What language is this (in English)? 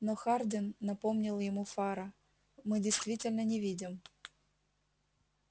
Russian